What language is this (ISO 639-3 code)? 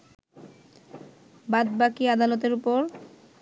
ben